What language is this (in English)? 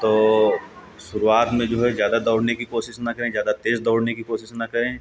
Hindi